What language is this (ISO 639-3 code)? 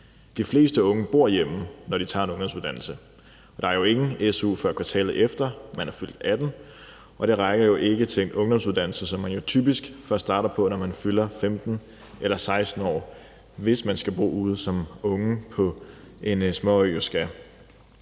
dan